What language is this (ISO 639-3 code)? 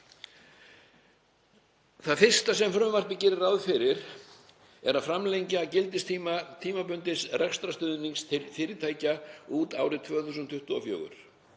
isl